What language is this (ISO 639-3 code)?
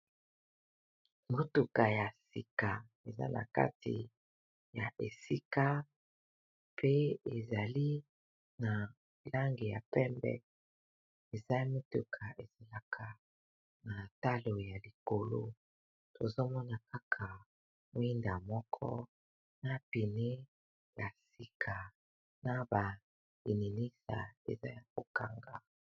lin